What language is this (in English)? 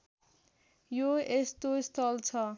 Nepali